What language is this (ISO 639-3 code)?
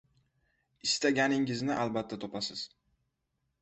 uzb